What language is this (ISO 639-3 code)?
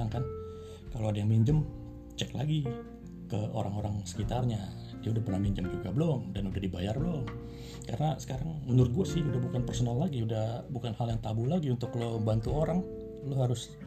ind